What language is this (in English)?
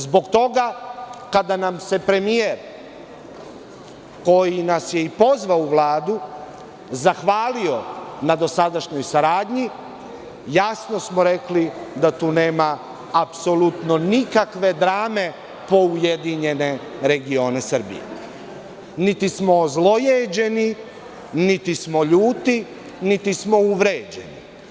Serbian